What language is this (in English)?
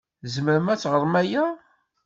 Kabyle